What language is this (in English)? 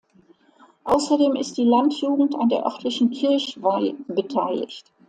German